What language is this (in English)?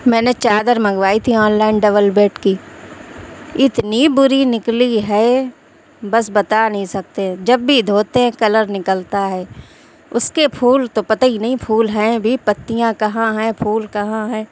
Urdu